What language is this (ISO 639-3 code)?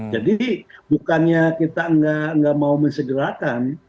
ind